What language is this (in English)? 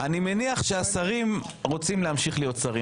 Hebrew